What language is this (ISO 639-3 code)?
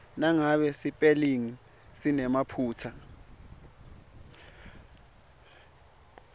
ssw